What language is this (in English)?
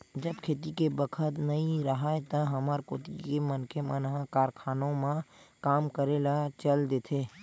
Chhattisgarhi